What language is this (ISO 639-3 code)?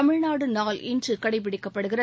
tam